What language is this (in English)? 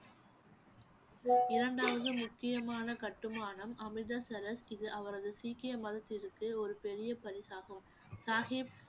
Tamil